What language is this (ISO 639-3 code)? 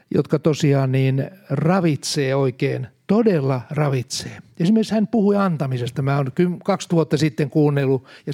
fin